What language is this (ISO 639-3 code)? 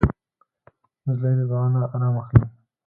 pus